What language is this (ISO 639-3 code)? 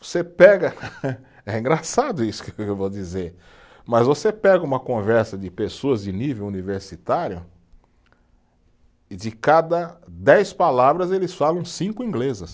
por